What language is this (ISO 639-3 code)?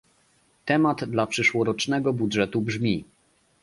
pol